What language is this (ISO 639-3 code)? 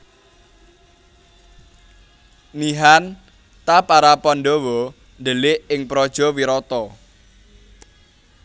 jav